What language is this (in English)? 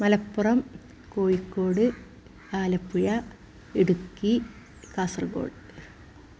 Malayalam